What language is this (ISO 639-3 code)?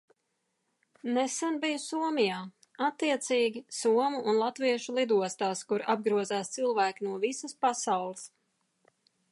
lav